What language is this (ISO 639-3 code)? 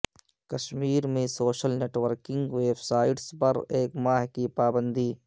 urd